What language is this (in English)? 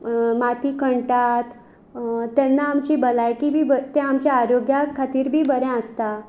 Konkani